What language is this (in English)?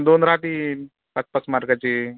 Marathi